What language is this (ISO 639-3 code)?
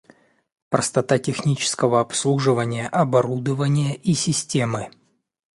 rus